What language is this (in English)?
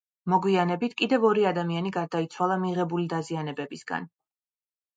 Georgian